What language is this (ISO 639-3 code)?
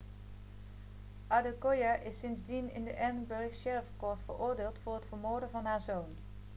nld